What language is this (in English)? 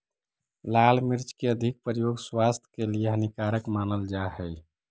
Magahi